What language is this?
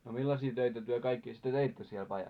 Finnish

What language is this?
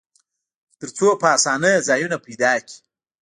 Pashto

